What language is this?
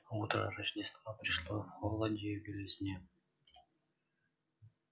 Russian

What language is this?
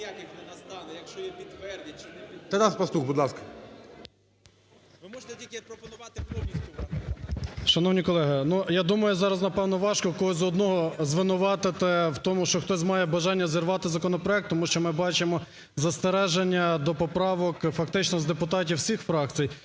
Ukrainian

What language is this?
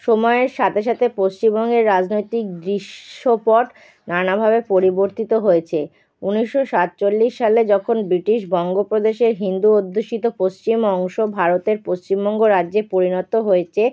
Bangla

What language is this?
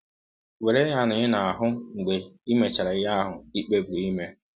Igbo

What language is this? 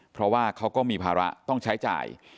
Thai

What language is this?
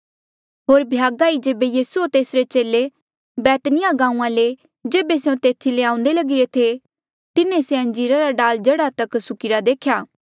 Mandeali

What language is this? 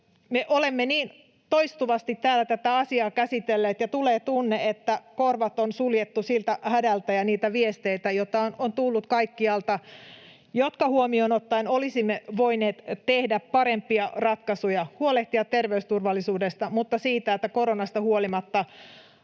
Finnish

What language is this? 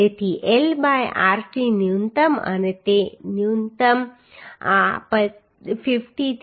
Gujarati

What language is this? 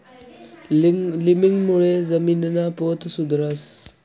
Marathi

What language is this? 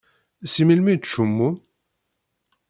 Kabyle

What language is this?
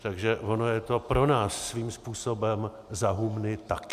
Czech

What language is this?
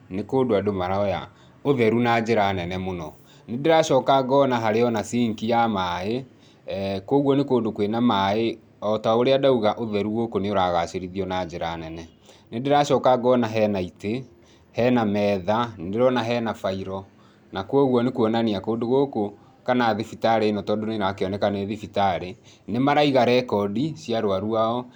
Kikuyu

